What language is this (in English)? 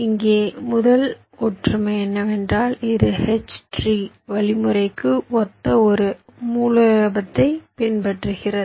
Tamil